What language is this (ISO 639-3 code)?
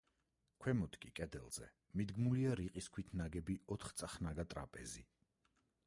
kat